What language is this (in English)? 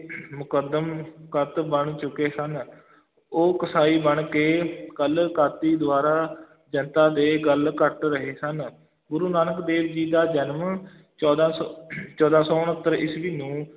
Punjabi